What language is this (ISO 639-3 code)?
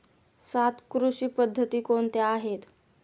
mar